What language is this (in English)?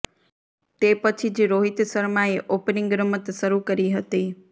Gujarati